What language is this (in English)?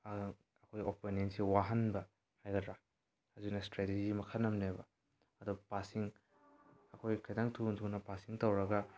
Manipuri